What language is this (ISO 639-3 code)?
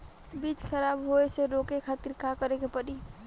bho